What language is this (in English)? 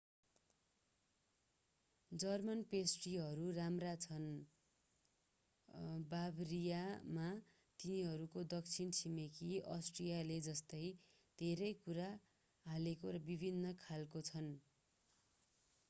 Nepali